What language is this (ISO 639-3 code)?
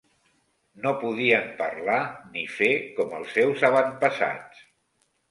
cat